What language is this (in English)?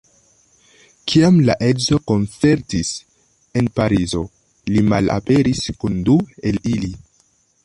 Esperanto